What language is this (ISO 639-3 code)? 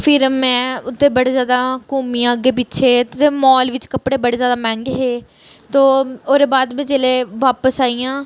doi